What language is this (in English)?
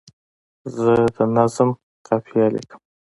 Pashto